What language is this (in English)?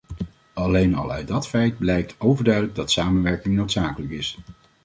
Dutch